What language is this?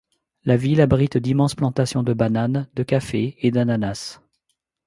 French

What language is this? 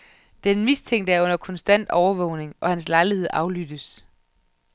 Danish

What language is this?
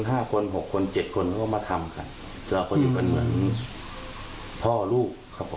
Thai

